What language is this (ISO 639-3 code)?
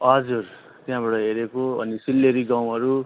nep